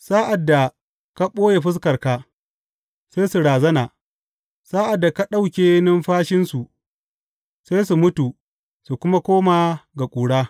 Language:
Hausa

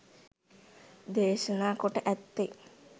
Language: Sinhala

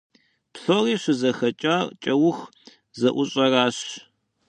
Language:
Kabardian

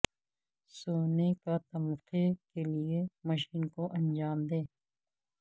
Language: Urdu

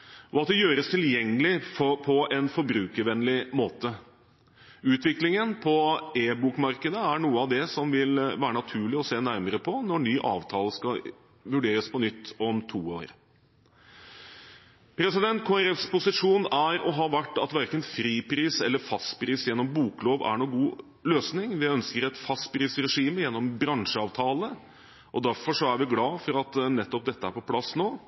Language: Norwegian Bokmål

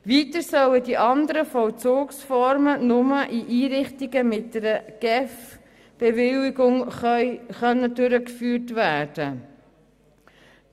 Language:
Swiss German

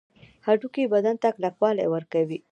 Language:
Pashto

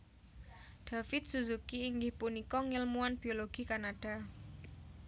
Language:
Javanese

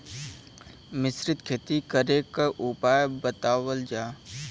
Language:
Bhojpuri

